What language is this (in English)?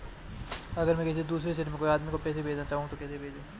Hindi